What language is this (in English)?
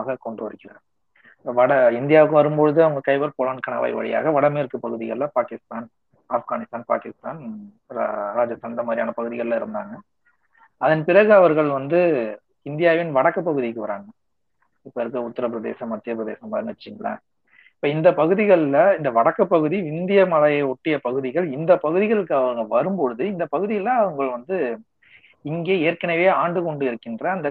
Tamil